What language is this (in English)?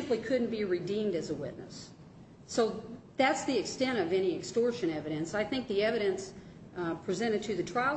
English